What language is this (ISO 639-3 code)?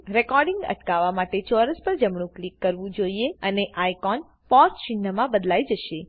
guj